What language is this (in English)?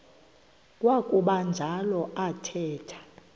Xhosa